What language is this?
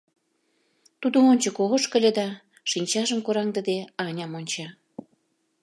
Mari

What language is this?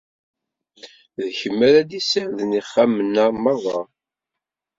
Kabyle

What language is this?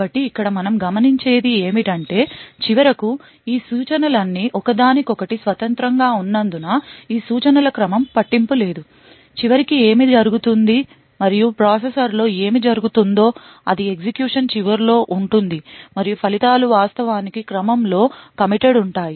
Telugu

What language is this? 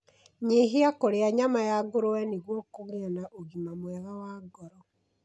Kikuyu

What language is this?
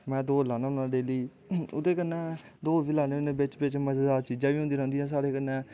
Dogri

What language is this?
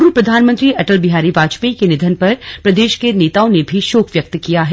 Hindi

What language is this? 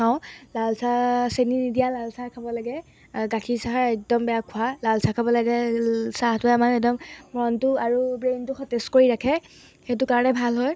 Assamese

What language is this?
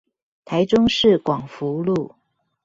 Chinese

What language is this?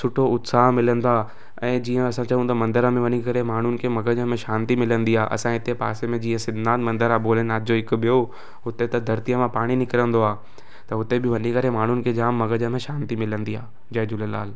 Sindhi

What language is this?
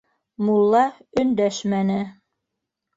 Bashkir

